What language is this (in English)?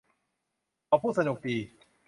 Thai